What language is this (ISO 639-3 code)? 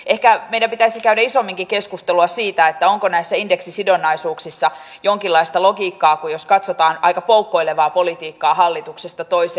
fin